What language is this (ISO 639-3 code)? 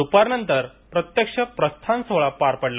mar